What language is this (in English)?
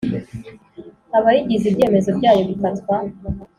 Kinyarwanda